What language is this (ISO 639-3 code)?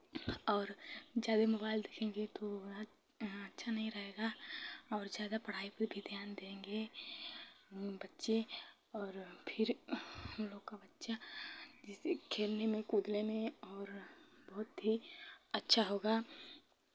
hin